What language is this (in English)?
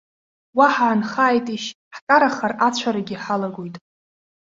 Abkhazian